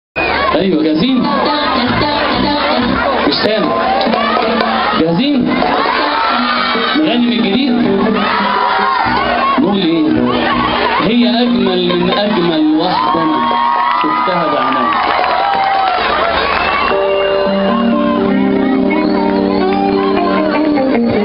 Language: Arabic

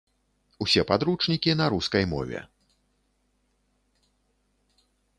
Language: Belarusian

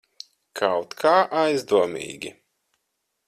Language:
Latvian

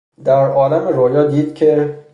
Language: Persian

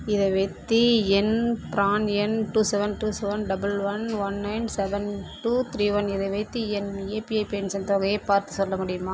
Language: Tamil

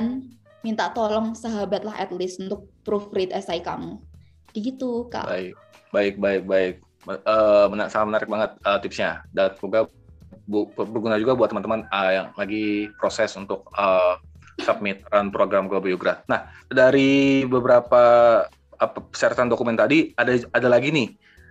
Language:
Indonesian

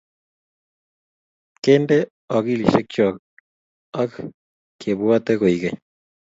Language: Kalenjin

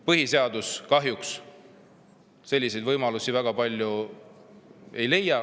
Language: Estonian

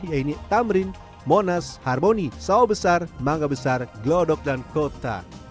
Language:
Indonesian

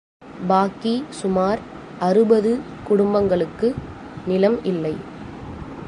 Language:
Tamil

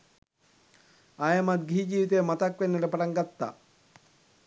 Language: Sinhala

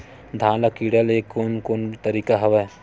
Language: Chhattisgarhi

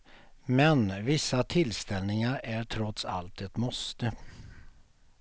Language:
Swedish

